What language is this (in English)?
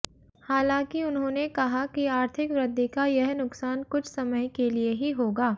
Hindi